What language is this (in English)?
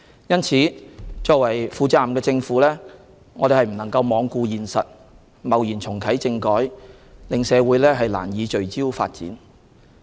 Cantonese